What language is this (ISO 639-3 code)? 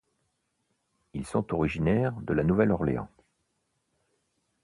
fra